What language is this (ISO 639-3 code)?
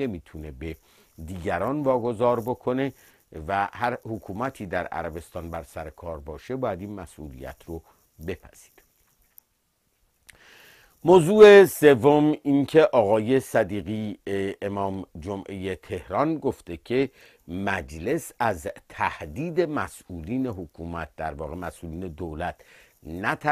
fas